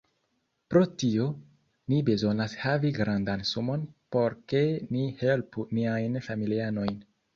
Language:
Esperanto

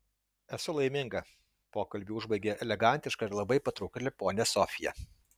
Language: Lithuanian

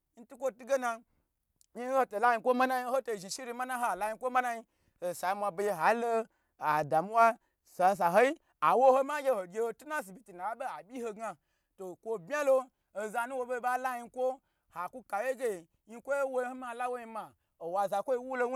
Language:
Gbagyi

